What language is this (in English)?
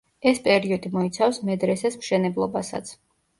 Georgian